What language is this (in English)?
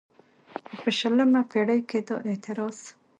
Pashto